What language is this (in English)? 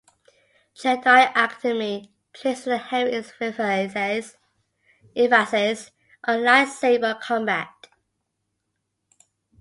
English